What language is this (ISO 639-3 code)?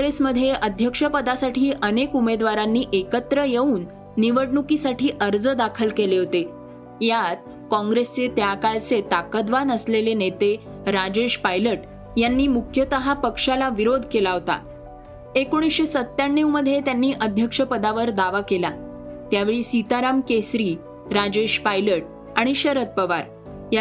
mar